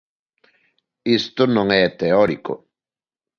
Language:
Galician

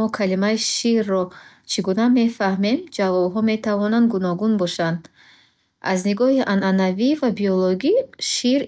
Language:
Bukharic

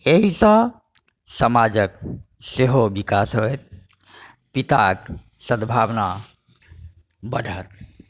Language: Maithili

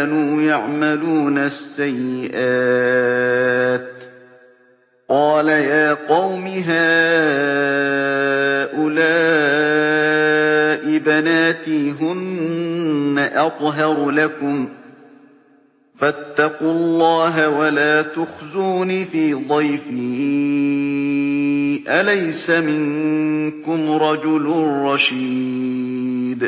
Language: Arabic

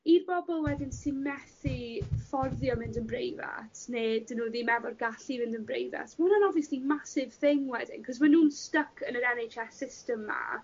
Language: Welsh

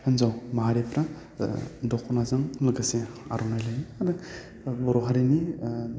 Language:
Bodo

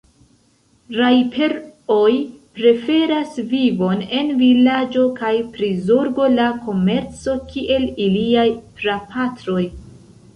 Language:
Esperanto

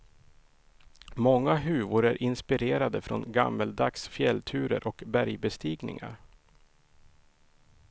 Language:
Swedish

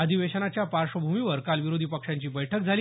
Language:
Marathi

